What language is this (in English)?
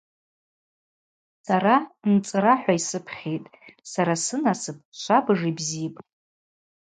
Abaza